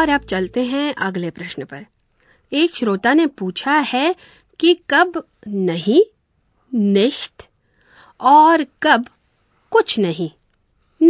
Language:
Hindi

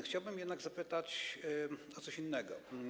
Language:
Polish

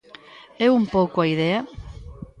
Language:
Galician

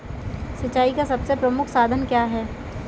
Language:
Hindi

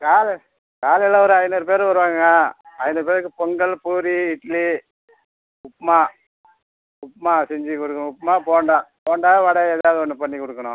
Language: Tamil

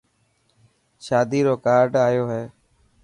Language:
Dhatki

